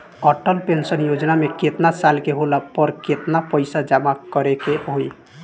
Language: Bhojpuri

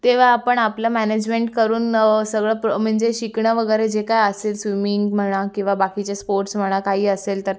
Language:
Marathi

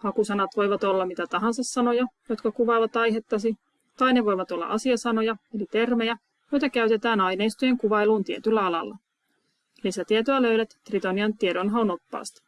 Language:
Finnish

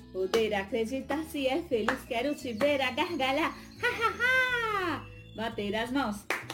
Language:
Portuguese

